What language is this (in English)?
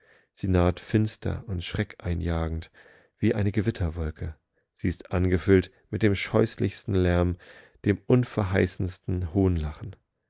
German